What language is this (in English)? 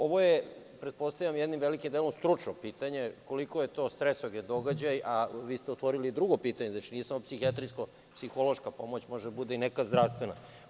Serbian